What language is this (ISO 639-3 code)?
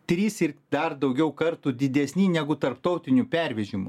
lit